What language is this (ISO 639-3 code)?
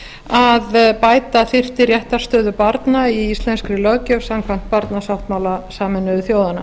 isl